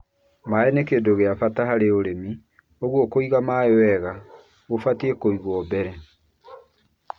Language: Kikuyu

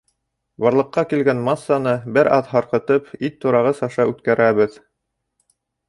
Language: Bashkir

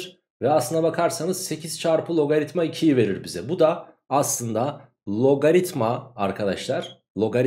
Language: Turkish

